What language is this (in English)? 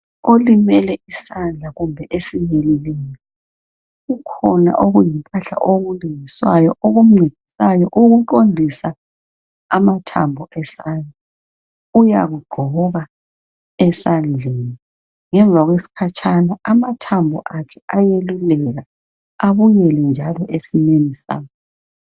North Ndebele